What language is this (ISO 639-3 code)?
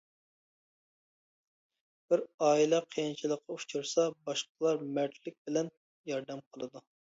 uig